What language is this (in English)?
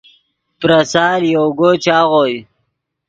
Yidgha